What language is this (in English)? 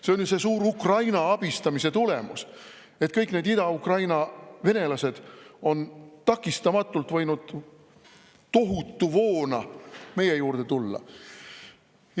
Estonian